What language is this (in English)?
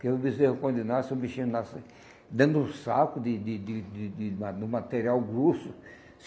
Portuguese